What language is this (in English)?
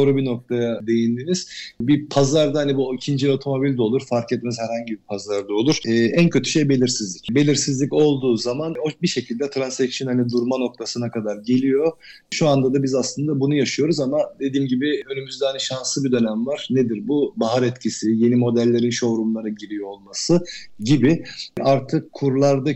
Turkish